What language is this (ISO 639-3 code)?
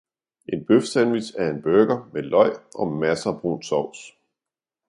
dan